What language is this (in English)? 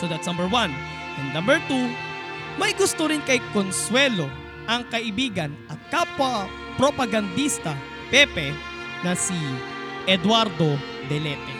Filipino